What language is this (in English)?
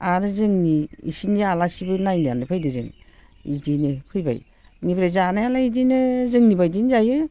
Bodo